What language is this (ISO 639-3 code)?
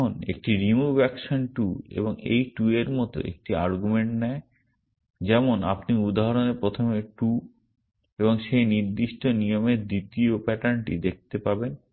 ben